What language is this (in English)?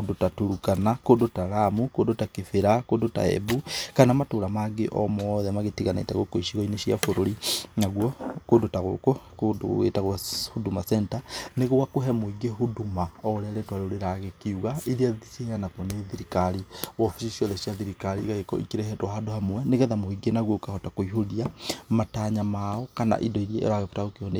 Kikuyu